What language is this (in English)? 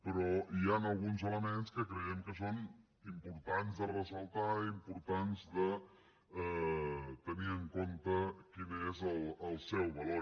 Catalan